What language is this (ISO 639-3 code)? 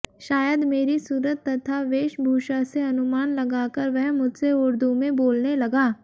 hin